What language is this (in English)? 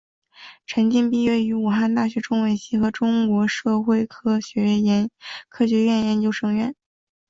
Chinese